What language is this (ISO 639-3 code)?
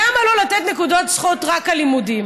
heb